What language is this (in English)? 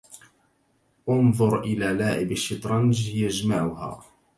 Arabic